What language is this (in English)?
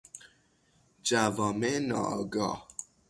Persian